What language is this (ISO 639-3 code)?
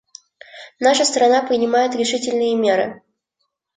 rus